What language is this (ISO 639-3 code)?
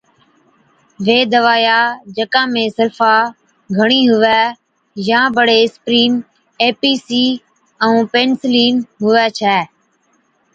odk